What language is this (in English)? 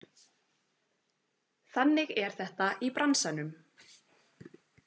Icelandic